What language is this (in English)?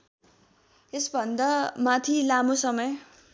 Nepali